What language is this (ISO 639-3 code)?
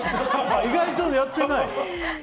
jpn